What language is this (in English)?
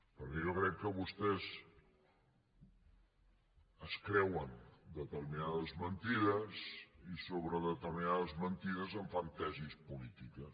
Catalan